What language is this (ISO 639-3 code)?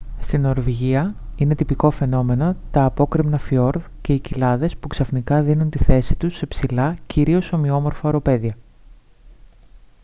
ell